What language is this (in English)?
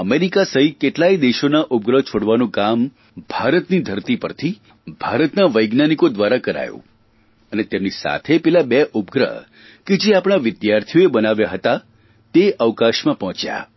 Gujarati